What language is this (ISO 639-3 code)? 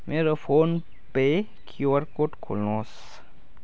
nep